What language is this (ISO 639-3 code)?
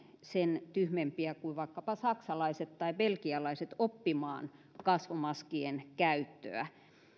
fin